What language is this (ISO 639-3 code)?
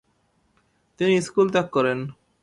ben